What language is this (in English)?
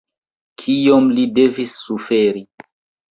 Esperanto